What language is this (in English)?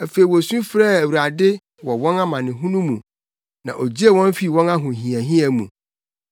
Akan